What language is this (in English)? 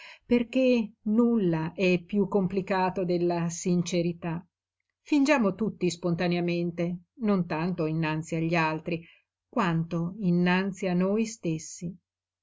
Italian